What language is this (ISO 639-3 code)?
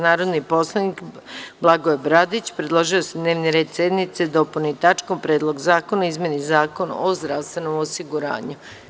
srp